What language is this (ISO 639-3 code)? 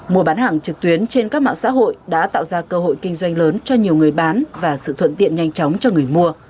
vie